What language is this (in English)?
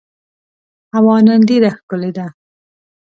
Pashto